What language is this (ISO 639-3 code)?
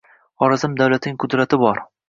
uzb